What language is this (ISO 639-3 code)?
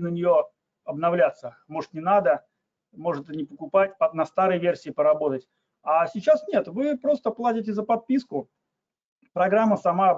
rus